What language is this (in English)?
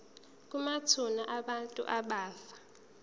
Zulu